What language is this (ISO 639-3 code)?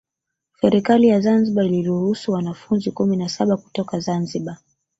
swa